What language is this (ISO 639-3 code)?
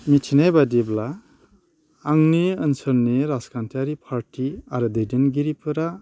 brx